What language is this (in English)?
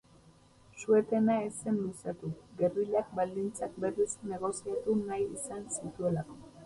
Basque